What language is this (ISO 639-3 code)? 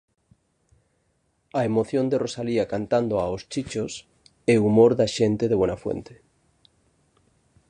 glg